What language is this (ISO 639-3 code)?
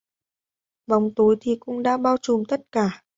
vie